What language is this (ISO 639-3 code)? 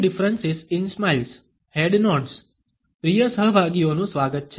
guj